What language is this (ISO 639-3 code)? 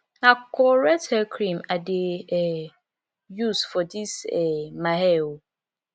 pcm